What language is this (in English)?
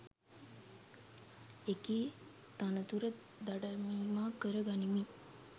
Sinhala